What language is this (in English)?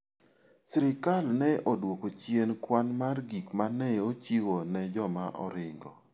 Luo (Kenya and Tanzania)